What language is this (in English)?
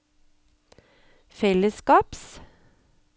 Norwegian